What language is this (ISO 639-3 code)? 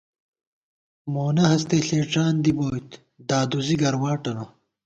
gwt